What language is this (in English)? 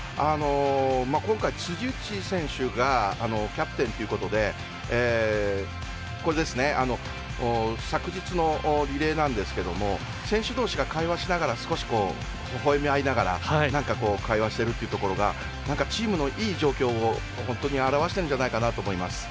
Japanese